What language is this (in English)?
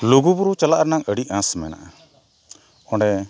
Santali